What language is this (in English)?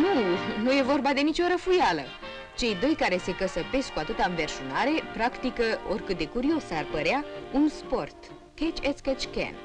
Romanian